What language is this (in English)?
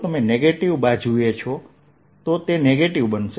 Gujarati